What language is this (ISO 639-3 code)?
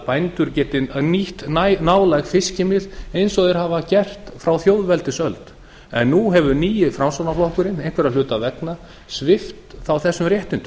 isl